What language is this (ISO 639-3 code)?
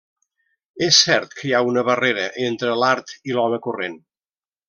cat